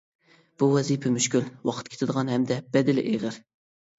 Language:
Uyghur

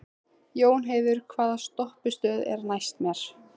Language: Icelandic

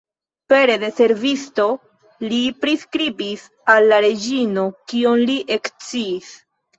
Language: Esperanto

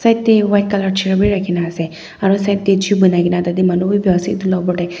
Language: Naga Pidgin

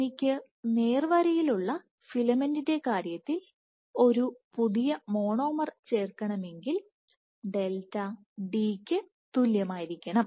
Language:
Malayalam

